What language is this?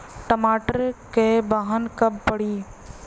Bhojpuri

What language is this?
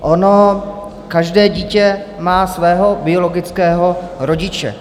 Czech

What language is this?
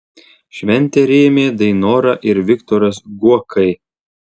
Lithuanian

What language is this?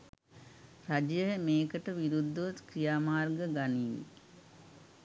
Sinhala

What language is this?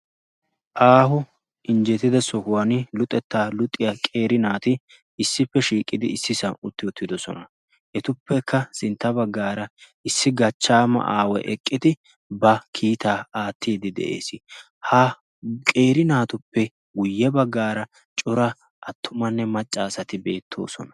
Wolaytta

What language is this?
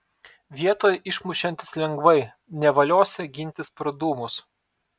Lithuanian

